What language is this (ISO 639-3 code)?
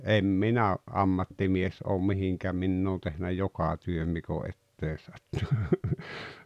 fin